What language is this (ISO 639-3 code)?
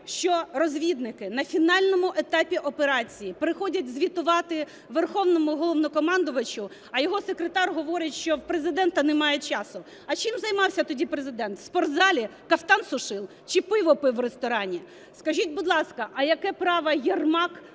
ukr